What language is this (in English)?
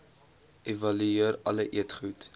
Afrikaans